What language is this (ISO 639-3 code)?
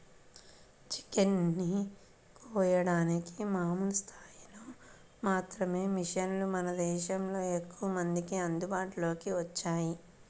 tel